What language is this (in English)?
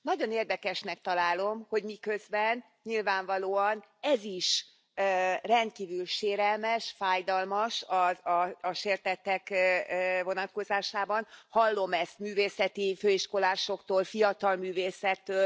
Hungarian